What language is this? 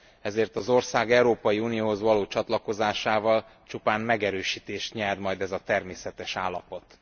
Hungarian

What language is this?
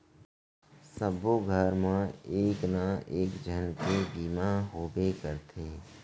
Chhattisgarhi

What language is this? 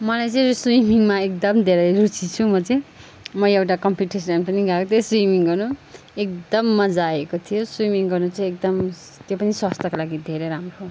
Nepali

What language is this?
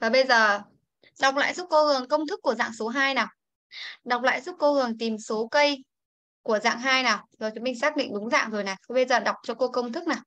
Vietnamese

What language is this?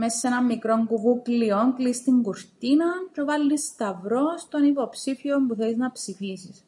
Greek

